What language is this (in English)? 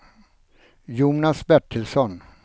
Swedish